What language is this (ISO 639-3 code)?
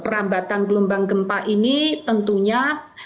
ind